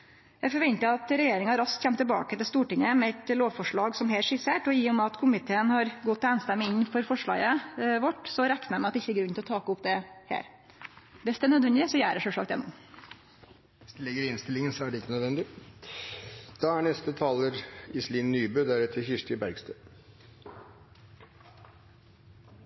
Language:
Norwegian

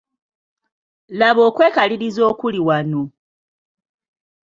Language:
Ganda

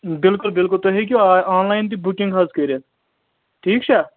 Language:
Kashmiri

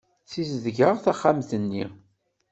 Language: Kabyle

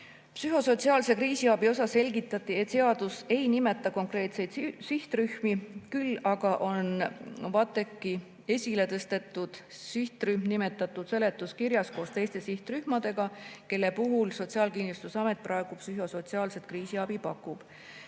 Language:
Estonian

